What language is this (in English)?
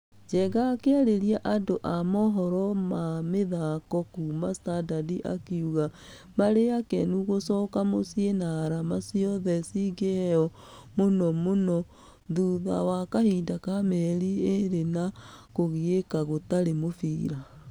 Kikuyu